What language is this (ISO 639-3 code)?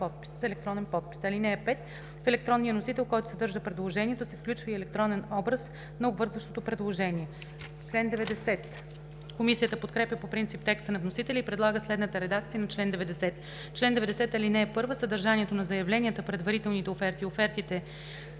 bul